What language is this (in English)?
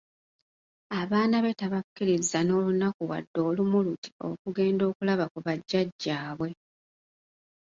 Ganda